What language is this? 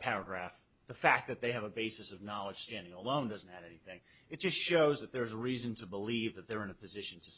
English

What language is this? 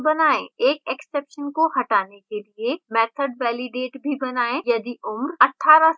Hindi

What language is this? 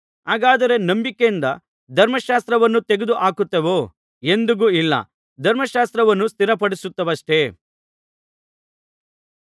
Kannada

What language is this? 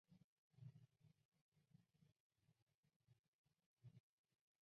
Chinese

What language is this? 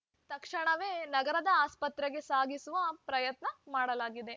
Kannada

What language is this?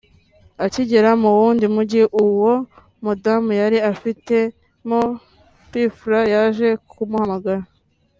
Kinyarwanda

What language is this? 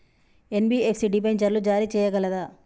Telugu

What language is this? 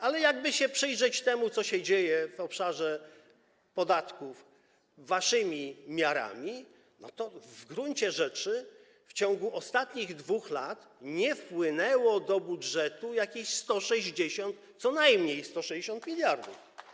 Polish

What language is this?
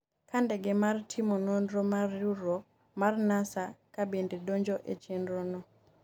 Luo (Kenya and Tanzania)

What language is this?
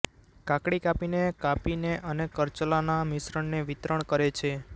Gujarati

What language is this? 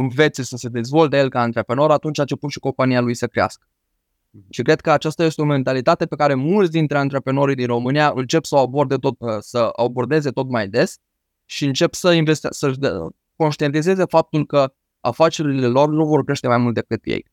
Romanian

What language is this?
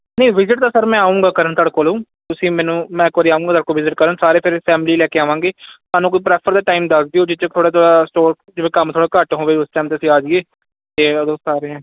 Punjabi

